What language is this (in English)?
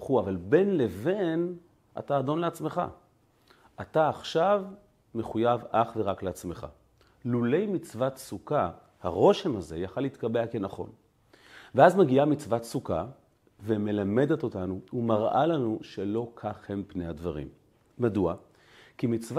Hebrew